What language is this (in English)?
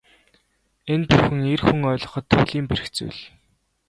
Mongolian